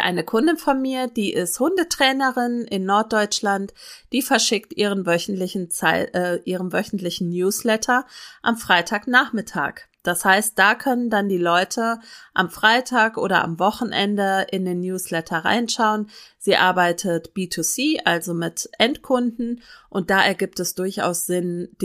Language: German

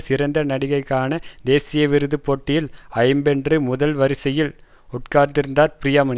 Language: Tamil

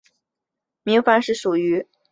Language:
Chinese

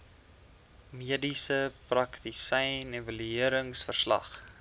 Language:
Afrikaans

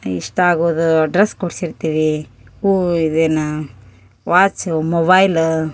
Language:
Kannada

